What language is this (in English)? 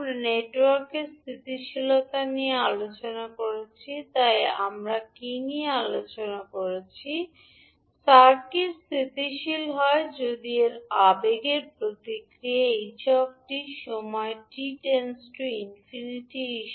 Bangla